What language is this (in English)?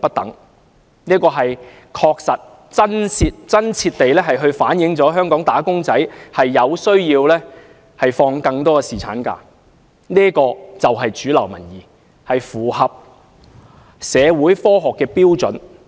Cantonese